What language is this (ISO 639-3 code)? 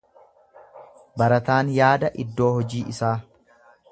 orm